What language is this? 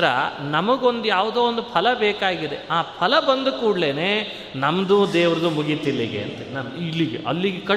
Kannada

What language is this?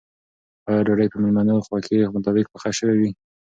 Pashto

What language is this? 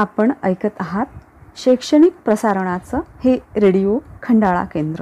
Marathi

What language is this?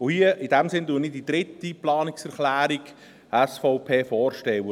Swiss German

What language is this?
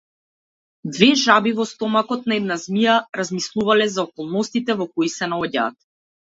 Macedonian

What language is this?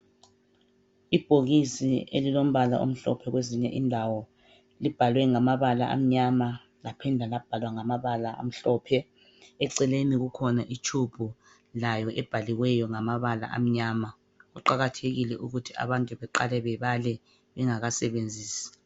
North Ndebele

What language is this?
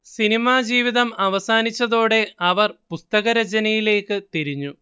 Malayalam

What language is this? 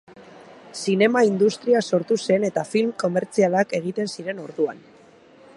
Basque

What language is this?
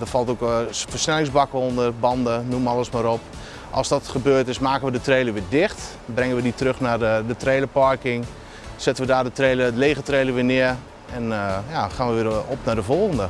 Dutch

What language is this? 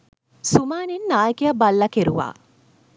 Sinhala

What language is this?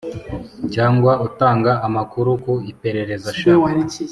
Kinyarwanda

